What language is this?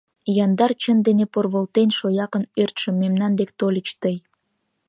Mari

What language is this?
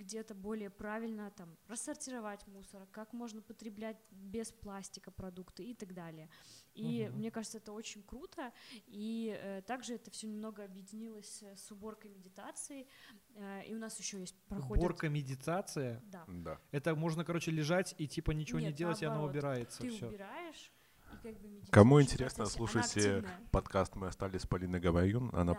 Russian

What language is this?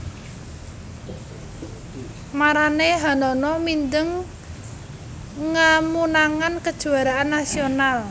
Javanese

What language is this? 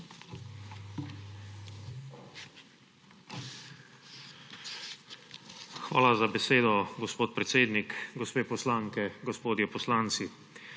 Slovenian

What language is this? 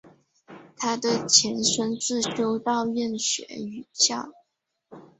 Chinese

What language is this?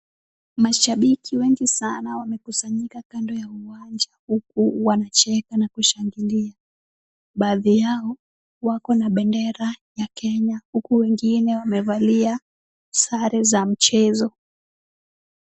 Swahili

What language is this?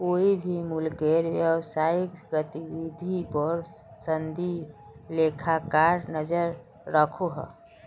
Magahi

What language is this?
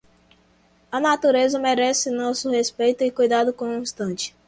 Portuguese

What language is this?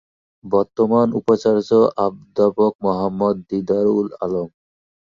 Bangla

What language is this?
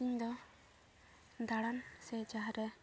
Santali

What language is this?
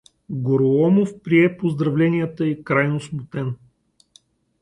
Bulgarian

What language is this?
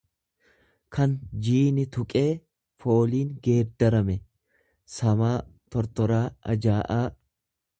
Oromo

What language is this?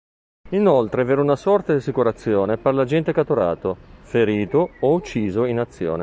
Italian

